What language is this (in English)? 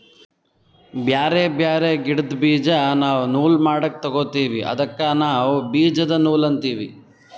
Kannada